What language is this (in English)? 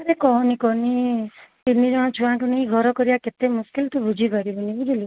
Odia